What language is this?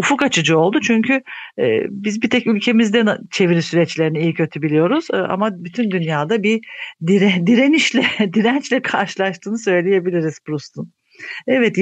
Turkish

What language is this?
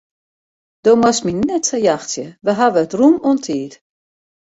Western Frisian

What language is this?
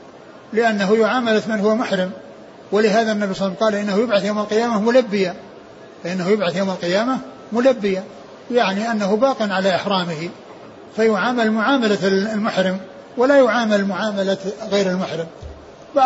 Arabic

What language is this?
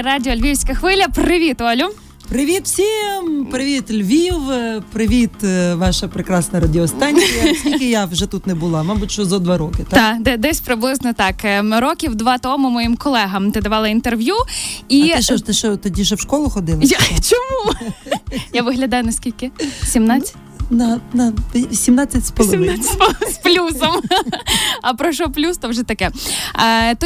Ukrainian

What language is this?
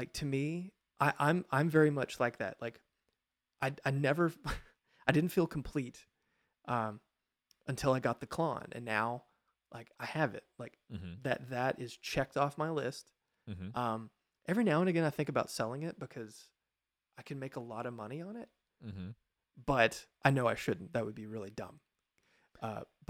English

